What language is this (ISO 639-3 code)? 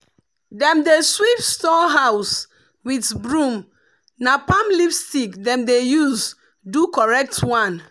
pcm